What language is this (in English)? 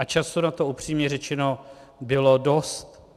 Czech